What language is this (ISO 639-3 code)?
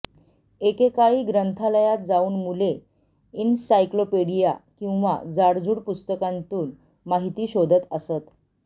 mar